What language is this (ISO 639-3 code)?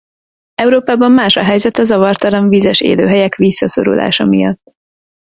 hun